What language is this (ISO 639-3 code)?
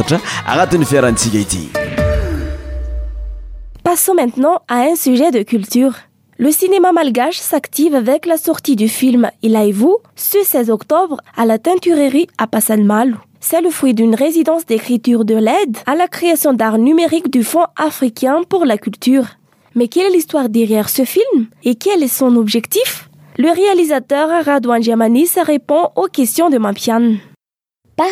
fra